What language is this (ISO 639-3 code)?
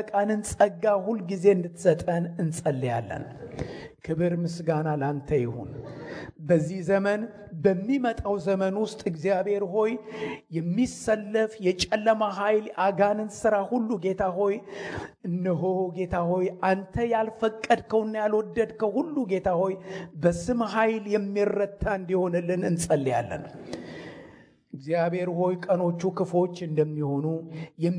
amh